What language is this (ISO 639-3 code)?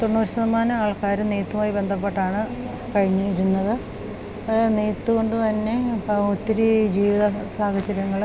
mal